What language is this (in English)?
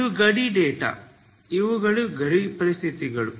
Kannada